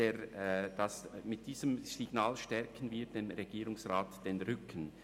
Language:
Swiss German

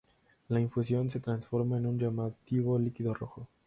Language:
Spanish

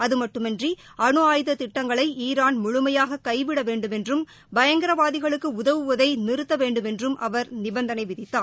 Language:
Tamil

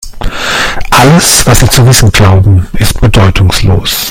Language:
German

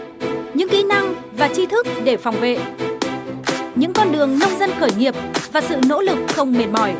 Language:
Vietnamese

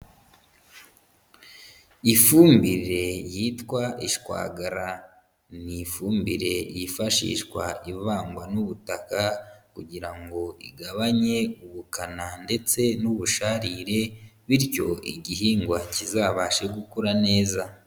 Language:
Kinyarwanda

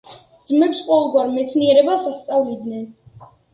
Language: Georgian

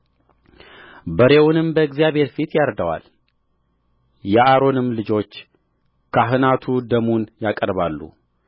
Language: Amharic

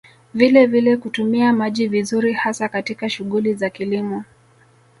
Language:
Swahili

